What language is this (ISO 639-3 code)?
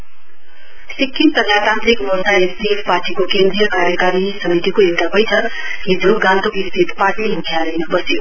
nep